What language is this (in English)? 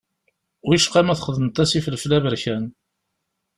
Kabyle